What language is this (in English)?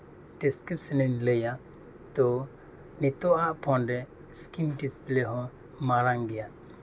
Santali